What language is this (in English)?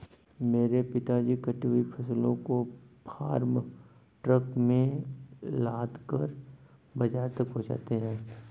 Hindi